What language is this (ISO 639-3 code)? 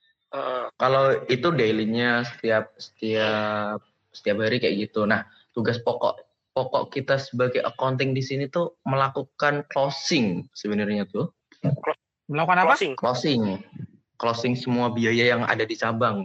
ind